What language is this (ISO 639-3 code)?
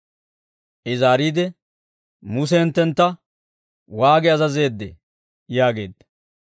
dwr